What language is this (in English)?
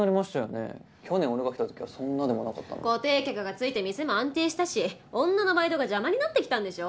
Japanese